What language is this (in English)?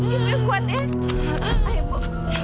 Indonesian